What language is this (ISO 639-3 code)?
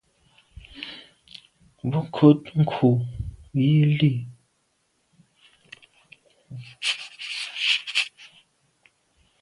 byv